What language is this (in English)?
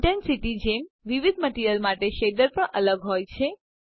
Gujarati